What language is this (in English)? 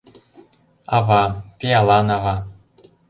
Mari